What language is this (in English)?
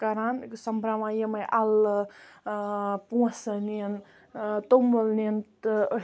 Kashmiri